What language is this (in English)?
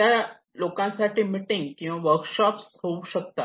Marathi